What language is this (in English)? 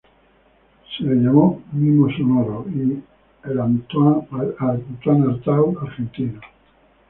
Spanish